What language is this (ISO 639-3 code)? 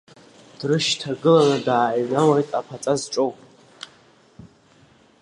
abk